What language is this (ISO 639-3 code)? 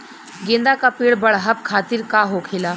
bho